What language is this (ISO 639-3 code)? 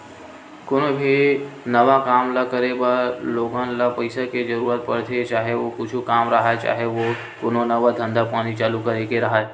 hne